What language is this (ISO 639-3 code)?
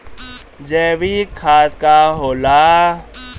bho